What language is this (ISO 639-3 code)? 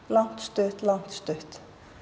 isl